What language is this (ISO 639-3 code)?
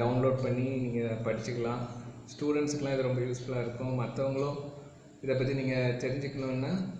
tam